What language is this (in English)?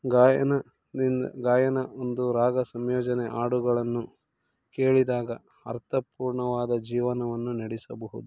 Kannada